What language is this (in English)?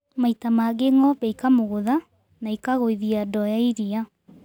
Kikuyu